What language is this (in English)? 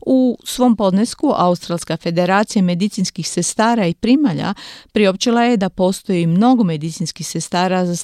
Croatian